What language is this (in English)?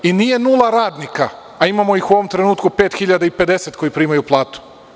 Serbian